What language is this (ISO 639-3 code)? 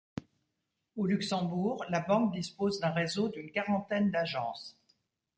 fra